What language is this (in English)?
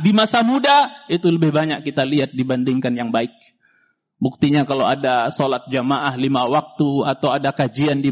Indonesian